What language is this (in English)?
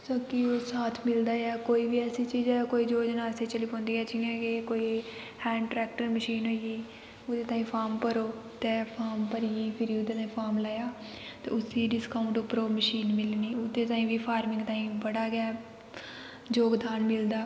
Dogri